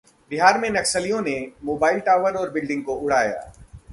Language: Hindi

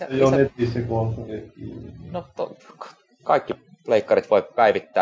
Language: Finnish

